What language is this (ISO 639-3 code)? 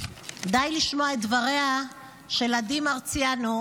heb